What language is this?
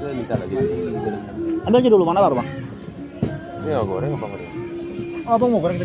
Indonesian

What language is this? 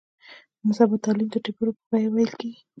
Pashto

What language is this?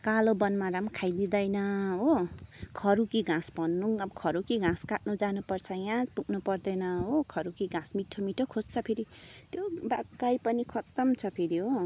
Nepali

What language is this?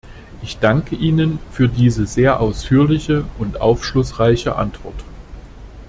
German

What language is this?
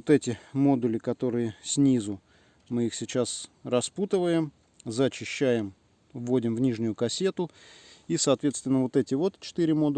Russian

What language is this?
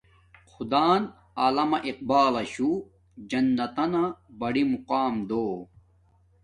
Domaaki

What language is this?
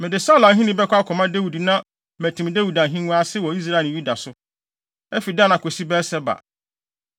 Akan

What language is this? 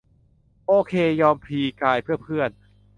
Thai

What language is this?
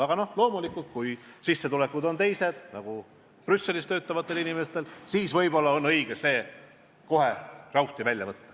Estonian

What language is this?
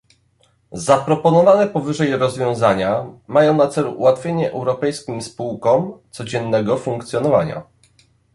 Polish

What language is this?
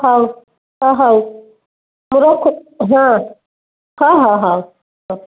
Odia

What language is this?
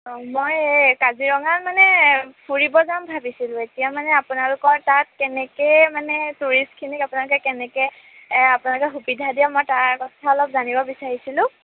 Assamese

